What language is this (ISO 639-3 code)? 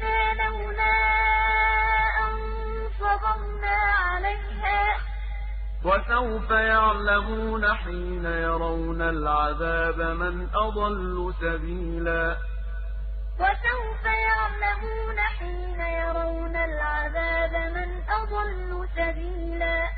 ara